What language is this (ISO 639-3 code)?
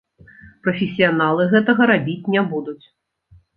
bel